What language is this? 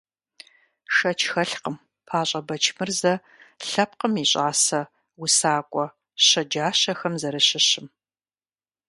Kabardian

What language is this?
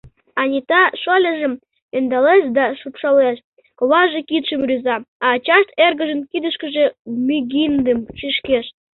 Mari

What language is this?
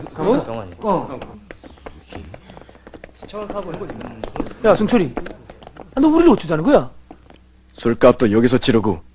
Korean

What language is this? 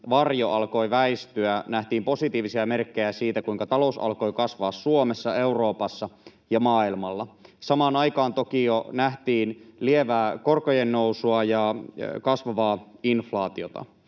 Finnish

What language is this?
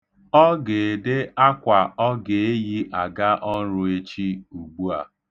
Igbo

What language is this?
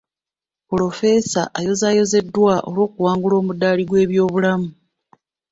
Ganda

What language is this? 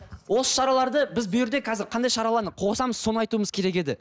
Kazakh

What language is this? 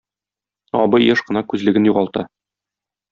Tatar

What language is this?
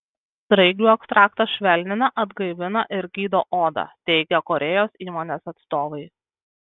Lithuanian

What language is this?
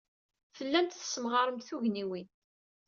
Kabyle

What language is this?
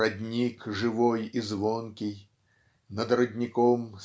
Russian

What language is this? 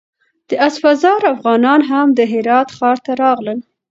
Pashto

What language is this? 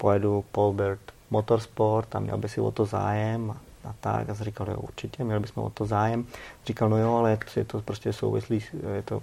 Czech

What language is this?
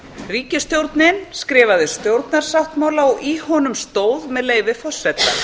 Icelandic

